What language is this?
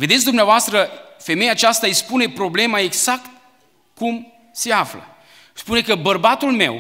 Romanian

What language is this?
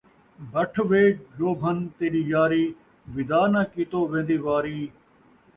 Saraiki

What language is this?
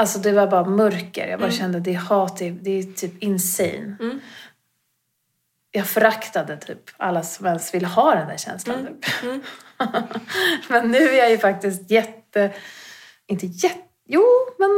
Swedish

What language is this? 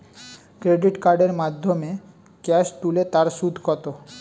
Bangla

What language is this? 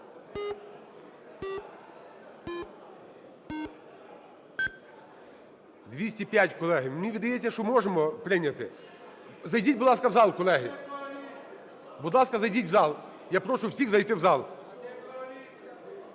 Ukrainian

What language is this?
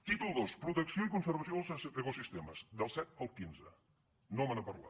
Catalan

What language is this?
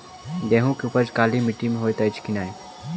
Maithili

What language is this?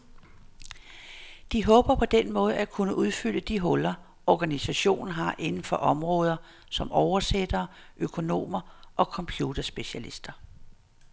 Danish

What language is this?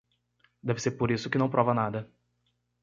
Portuguese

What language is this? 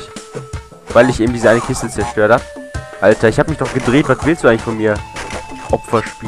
German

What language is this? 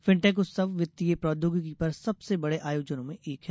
Hindi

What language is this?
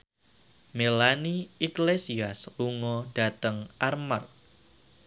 Javanese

